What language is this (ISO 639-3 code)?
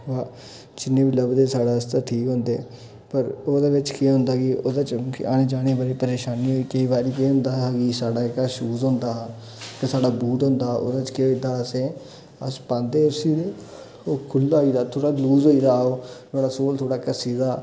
doi